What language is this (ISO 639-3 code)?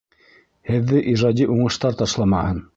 bak